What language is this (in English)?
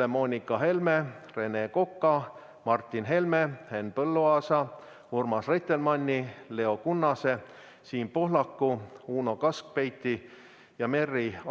Estonian